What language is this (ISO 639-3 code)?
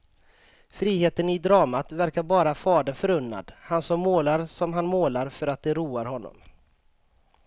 swe